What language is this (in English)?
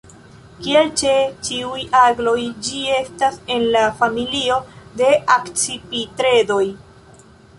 Esperanto